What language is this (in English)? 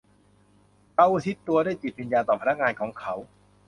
Thai